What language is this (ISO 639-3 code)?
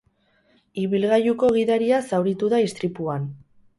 eus